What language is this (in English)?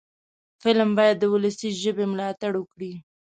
Pashto